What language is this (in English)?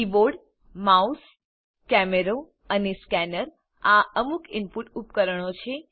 Gujarati